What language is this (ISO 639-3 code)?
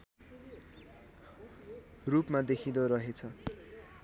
nep